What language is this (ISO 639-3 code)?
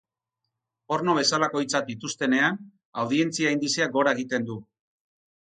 eus